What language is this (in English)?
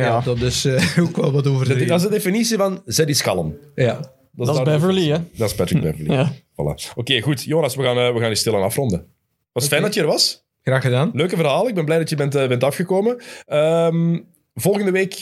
Dutch